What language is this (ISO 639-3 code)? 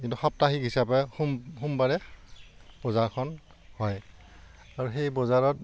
asm